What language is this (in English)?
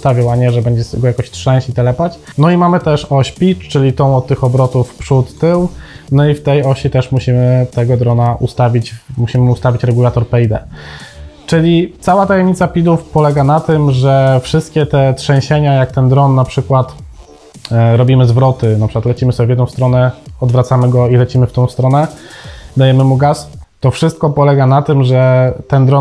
Polish